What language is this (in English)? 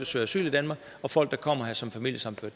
Danish